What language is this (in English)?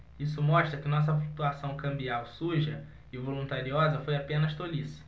Portuguese